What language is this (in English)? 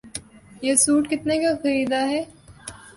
Urdu